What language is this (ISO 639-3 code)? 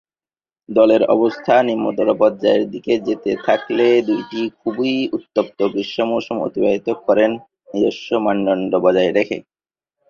ben